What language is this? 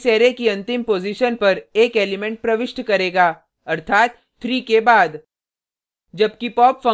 Hindi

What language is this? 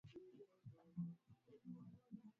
Swahili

